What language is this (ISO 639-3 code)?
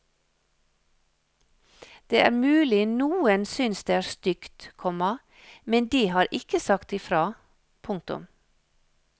nor